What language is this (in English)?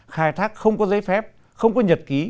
Vietnamese